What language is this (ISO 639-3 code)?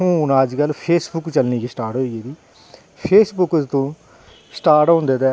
doi